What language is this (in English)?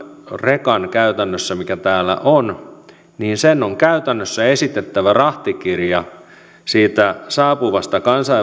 Finnish